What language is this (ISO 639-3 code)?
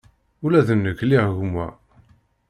kab